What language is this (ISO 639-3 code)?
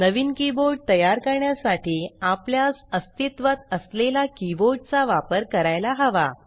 mar